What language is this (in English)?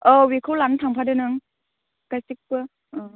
Bodo